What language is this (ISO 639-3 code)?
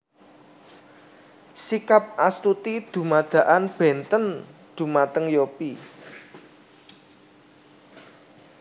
jav